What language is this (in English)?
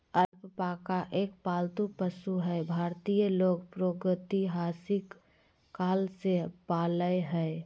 Magahi